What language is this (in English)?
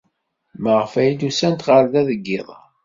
Kabyle